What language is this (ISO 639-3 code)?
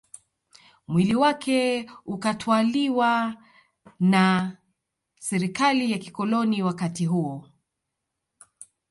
swa